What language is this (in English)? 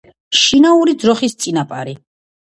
Georgian